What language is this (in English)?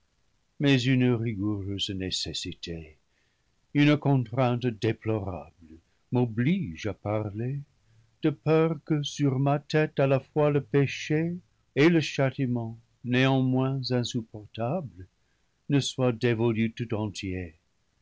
French